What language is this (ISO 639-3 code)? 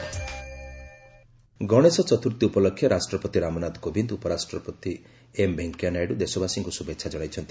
ori